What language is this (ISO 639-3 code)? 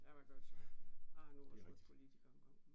dan